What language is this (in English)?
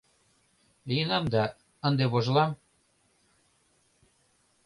Mari